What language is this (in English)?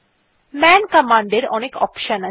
Bangla